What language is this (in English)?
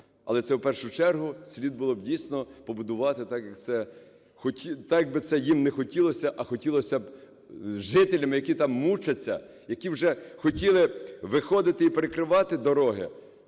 Ukrainian